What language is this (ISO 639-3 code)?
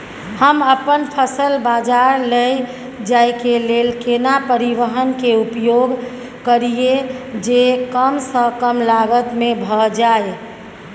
mai